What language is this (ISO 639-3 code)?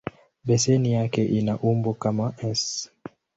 swa